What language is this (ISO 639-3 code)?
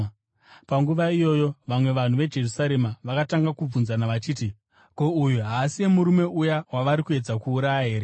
sna